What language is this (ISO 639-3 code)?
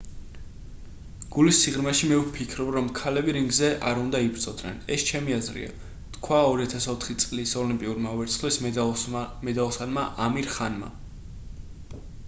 kat